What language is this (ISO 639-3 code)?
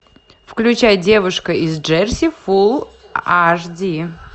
rus